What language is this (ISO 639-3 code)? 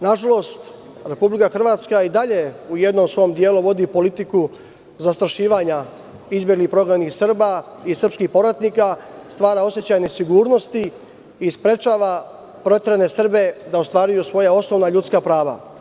srp